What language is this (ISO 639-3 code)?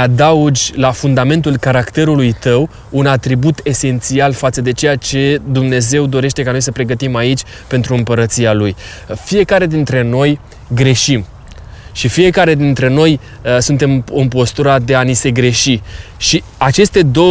ron